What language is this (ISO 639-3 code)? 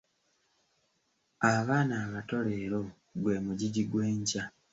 lug